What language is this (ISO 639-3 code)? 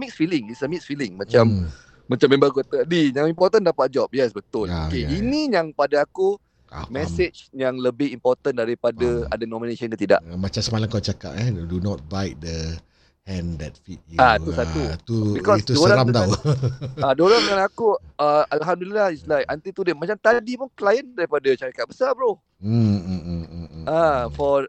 msa